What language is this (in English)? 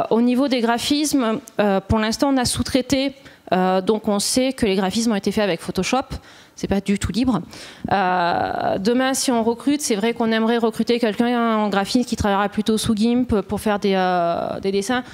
French